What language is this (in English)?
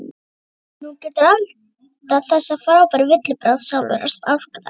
Icelandic